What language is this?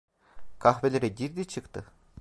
Turkish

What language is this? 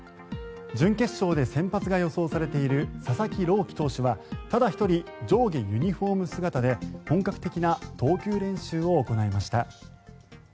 Japanese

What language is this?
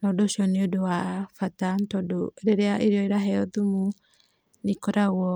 Kikuyu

